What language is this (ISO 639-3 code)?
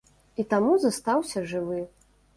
bel